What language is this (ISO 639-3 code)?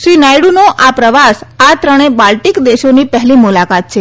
guj